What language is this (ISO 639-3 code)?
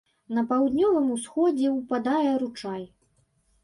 bel